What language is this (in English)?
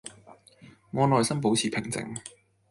Cantonese